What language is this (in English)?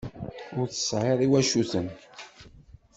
Kabyle